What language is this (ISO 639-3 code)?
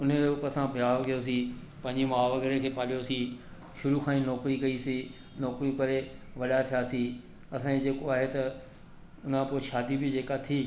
snd